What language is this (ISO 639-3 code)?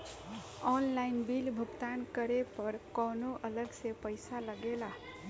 bho